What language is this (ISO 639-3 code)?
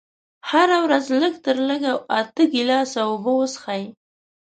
pus